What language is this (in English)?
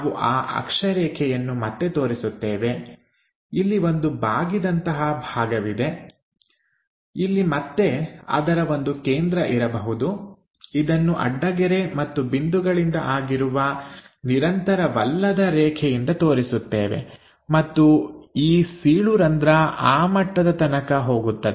Kannada